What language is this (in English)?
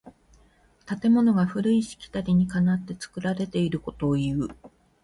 Japanese